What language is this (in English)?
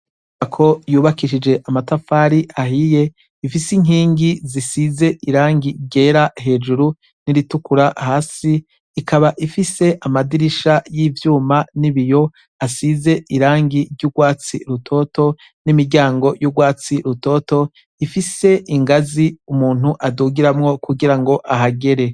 Rundi